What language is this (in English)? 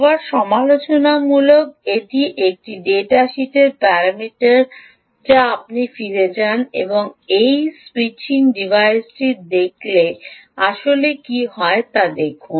Bangla